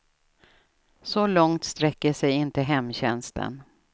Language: Swedish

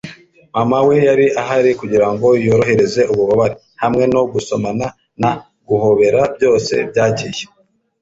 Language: Kinyarwanda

